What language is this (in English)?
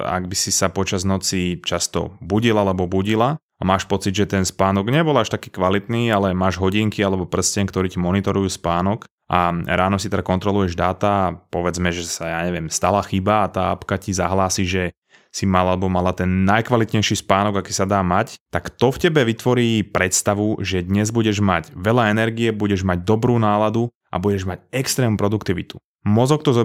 Slovak